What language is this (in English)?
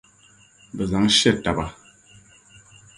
Dagbani